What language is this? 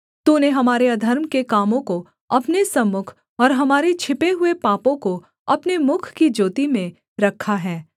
Hindi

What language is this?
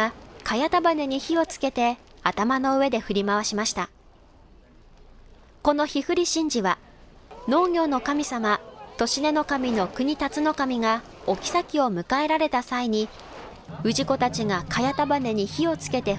Japanese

